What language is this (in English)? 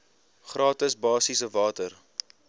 Afrikaans